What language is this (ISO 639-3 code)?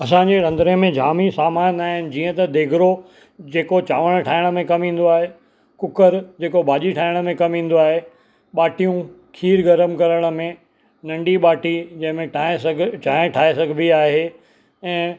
snd